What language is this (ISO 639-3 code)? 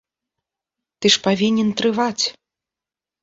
bel